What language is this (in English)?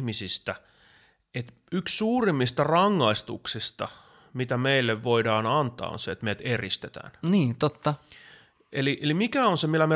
Finnish